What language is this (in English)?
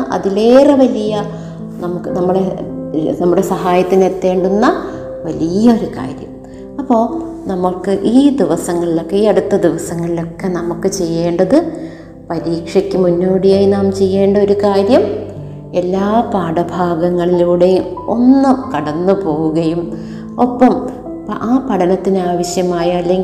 Malayalam